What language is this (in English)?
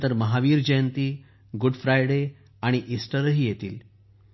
Marathi